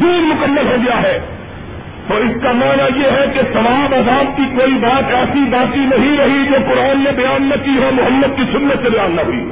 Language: Urdu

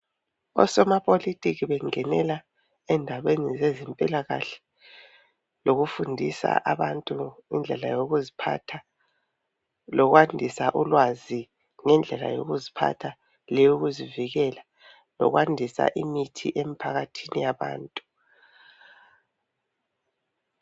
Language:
North Ndebele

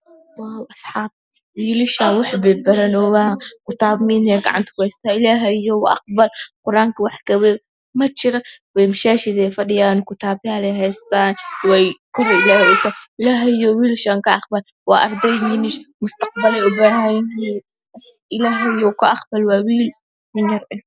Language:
Somali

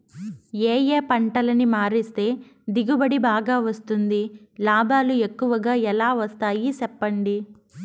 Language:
Telugu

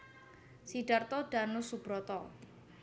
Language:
Javanese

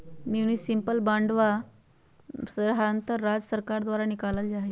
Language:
Magahi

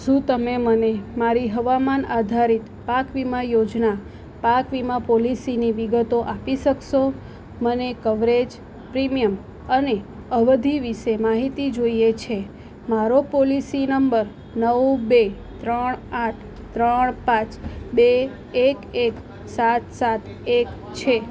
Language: Gujarati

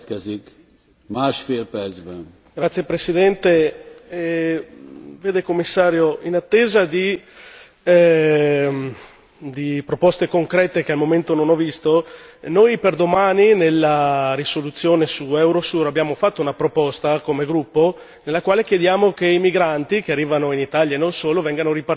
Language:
Italian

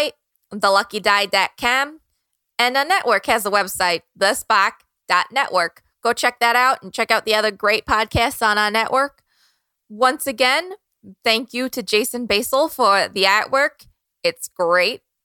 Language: English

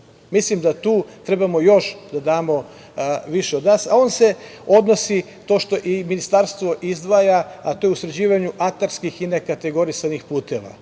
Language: Serbian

